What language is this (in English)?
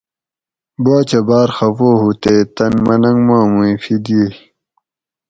Gawri